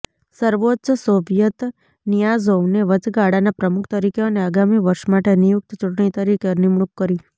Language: Gujarati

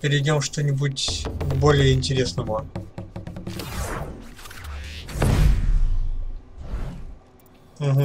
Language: Russian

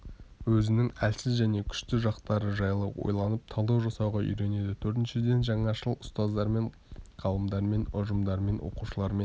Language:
Kazakh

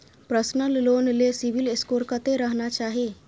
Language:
Maithili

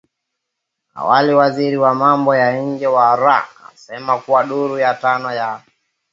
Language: Swahili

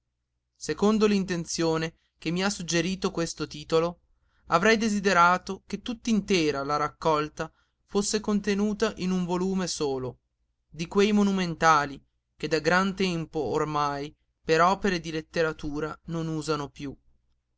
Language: Italian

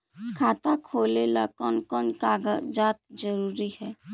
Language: Magahi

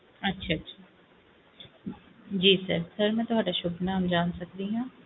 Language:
Punjabi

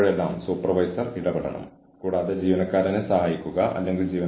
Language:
Malayalam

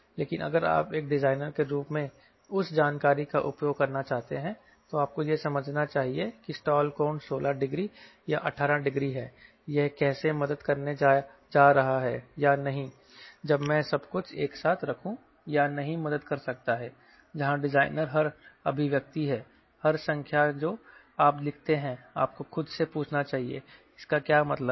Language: Hindi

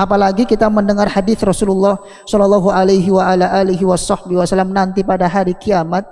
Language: Indonesian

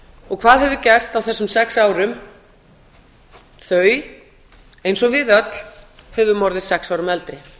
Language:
Icelandic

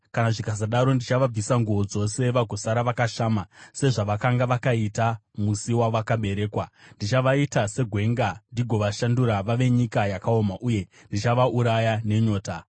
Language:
Shona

